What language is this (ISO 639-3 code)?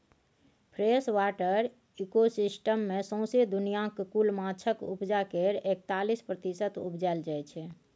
mai